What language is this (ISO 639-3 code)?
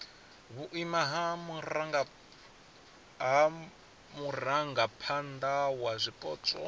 ven